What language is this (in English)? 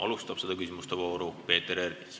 Estonian